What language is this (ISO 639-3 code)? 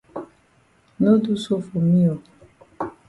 wes